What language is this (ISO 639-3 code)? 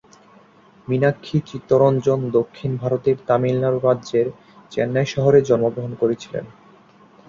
ben